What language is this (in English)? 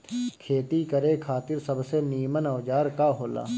Bhojpuri